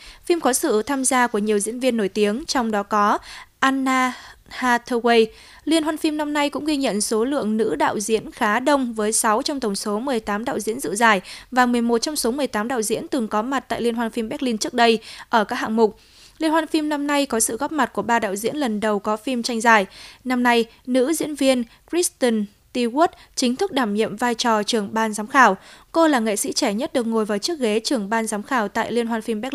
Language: Vietnamese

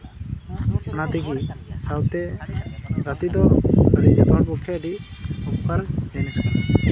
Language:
Santali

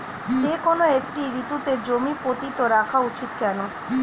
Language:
Bangla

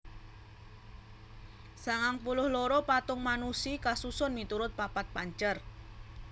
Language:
Javanese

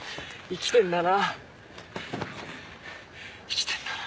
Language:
Japanese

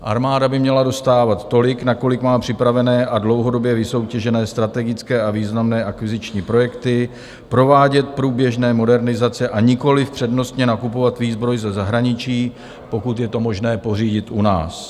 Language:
Czech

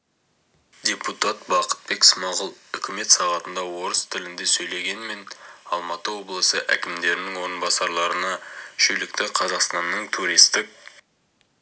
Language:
Kazakh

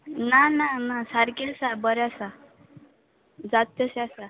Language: Konkani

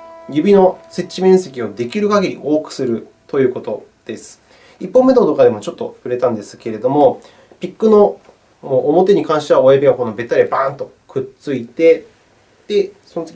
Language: Japanese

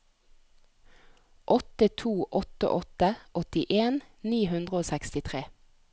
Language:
Norwegian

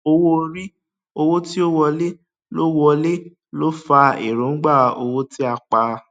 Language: Yoruba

